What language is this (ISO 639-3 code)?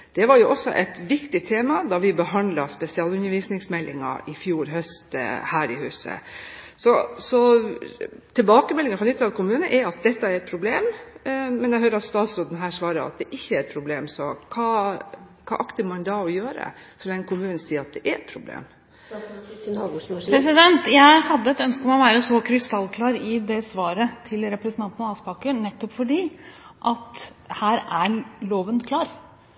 nob